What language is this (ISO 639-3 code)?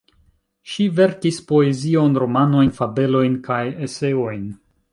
epo